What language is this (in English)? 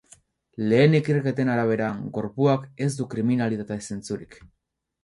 Basque